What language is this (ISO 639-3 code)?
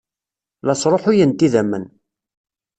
kab